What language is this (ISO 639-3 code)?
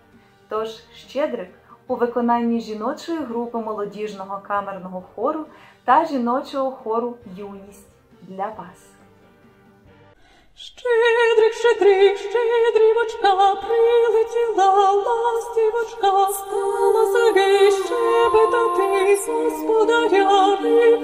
ukr